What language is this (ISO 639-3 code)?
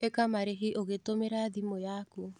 kik